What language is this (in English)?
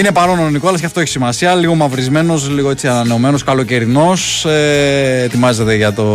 Greek